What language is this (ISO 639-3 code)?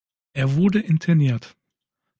deu